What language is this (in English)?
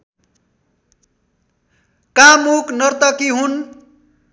Nepali